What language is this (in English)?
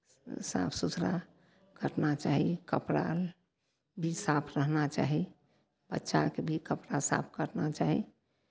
Maithili